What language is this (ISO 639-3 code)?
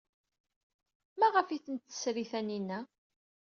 kab